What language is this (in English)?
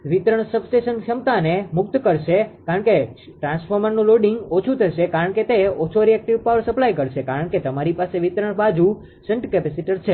Gujarati